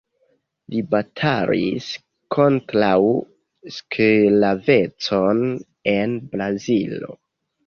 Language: Esperanto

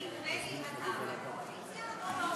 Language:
Hebrew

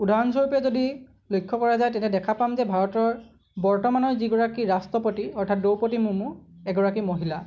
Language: Assamese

